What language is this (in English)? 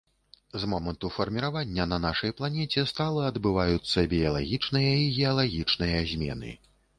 Belarusian